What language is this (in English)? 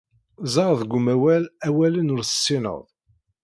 Kabyle